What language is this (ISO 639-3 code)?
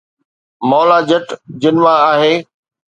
snd